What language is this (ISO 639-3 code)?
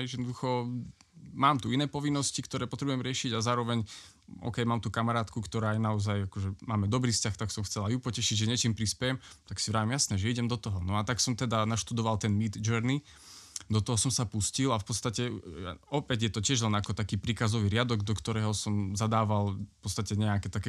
slk